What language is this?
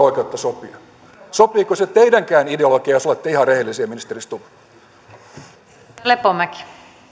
Finnish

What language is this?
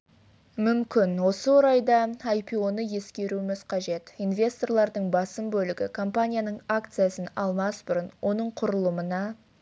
Kazakh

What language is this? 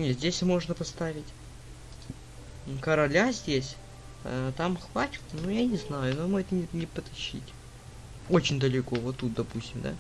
Russian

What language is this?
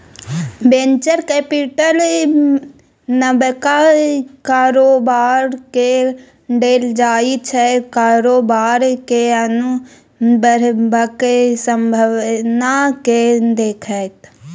Maithili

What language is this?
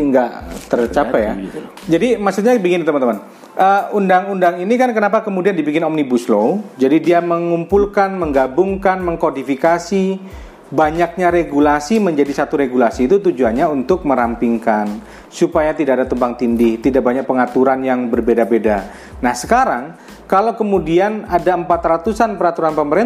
Indonesian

